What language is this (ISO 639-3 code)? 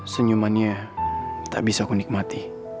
ind